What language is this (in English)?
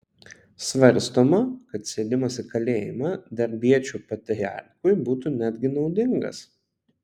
Lithuanian